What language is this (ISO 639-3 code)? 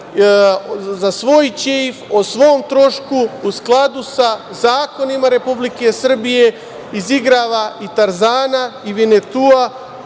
srp